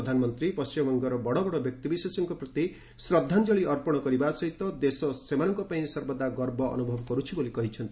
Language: Odia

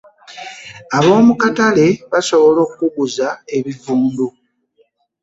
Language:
Ganda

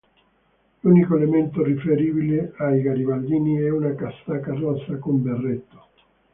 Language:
Italian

